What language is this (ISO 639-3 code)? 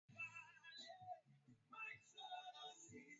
swa